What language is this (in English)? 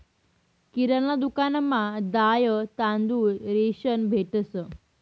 Marathi